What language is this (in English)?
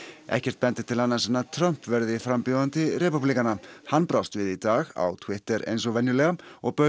Icelandic